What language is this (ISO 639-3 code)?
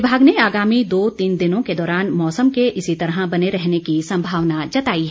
hin